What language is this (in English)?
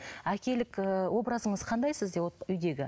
Kazakh